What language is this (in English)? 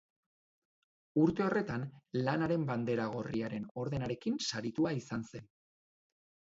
Basque